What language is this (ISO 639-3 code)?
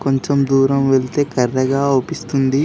tel